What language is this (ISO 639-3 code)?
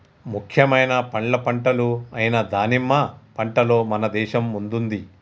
tel